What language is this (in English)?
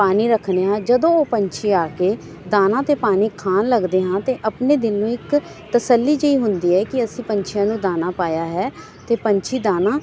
Punjabi